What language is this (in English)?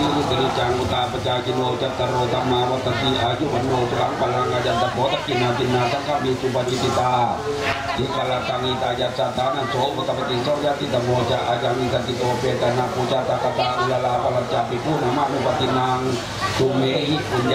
Thai